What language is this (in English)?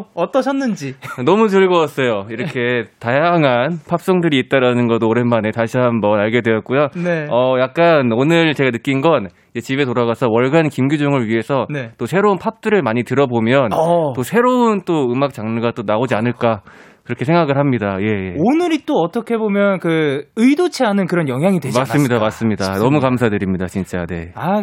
Korean